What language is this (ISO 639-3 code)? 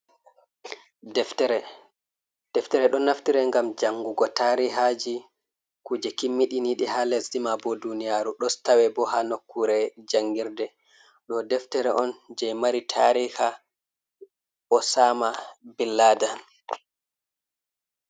ful